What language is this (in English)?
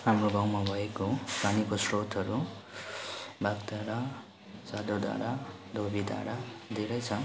Nepali